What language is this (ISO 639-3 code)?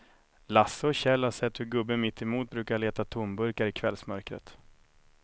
swe